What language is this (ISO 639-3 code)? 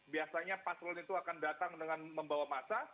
ind